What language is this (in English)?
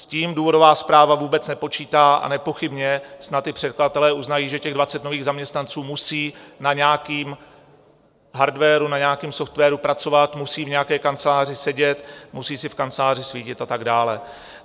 Czech